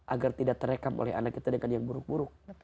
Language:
Indonesian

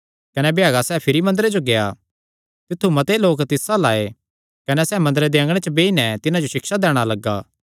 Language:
Kangri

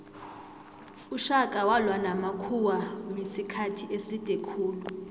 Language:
South Ndebele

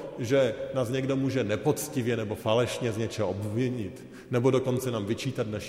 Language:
Czech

